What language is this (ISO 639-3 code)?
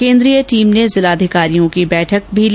hin